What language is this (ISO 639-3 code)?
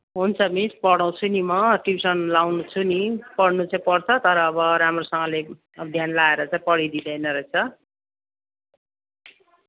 nep